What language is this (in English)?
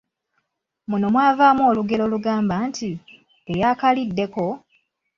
Ganda